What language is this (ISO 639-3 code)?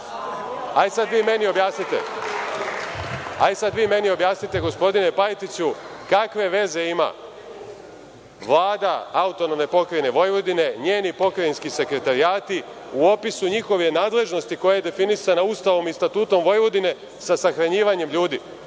srp